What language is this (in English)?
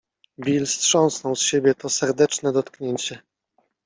Polish